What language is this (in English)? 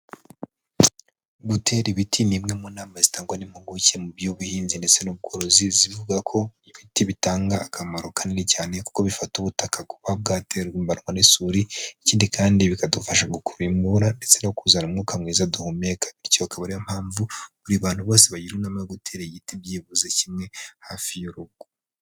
Kinyarwanda